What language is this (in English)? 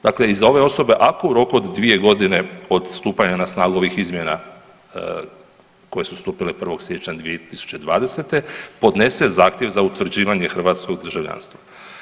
Croatian